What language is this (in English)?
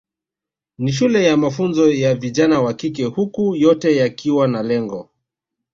Swahili